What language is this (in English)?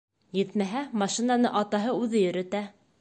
Bashkir